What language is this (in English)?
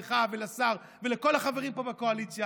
Hebrew